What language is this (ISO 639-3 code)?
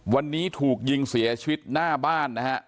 tha